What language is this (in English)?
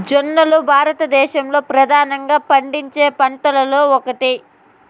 Telugu